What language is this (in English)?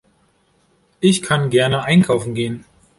German